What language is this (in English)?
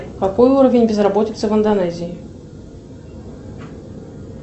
Russian